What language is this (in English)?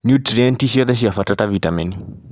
Kikuyu